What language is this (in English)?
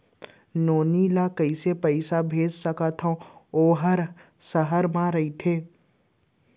Chhattisgarhi